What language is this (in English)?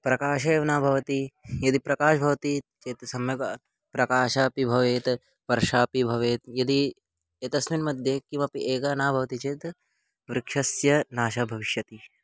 Sanskrit